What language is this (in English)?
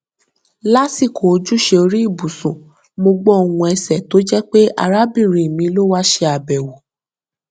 Yoruba